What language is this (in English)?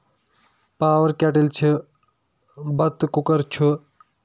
Kashmiri